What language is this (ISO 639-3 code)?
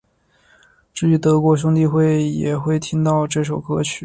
zho